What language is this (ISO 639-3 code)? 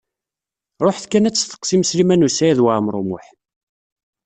kab